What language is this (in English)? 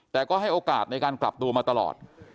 Thai